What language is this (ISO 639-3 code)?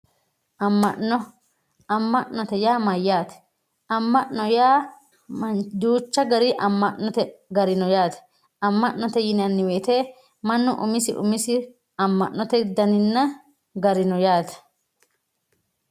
sid